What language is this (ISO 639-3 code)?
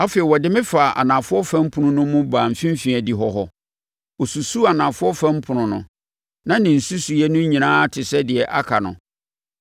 aka